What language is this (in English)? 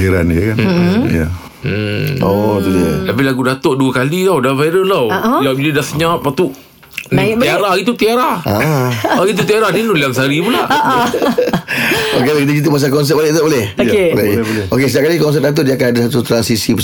Malay